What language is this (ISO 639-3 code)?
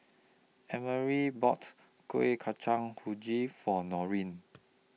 eng